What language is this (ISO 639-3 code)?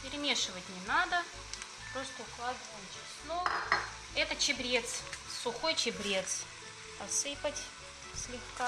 rus